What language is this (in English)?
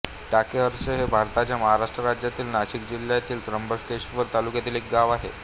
Marathi